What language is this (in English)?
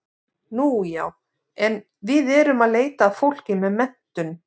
Icelandic